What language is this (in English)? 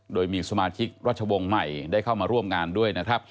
Thai